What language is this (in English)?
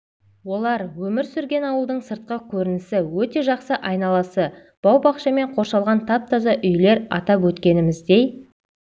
Kazakh